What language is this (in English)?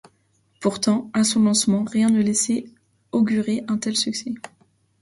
French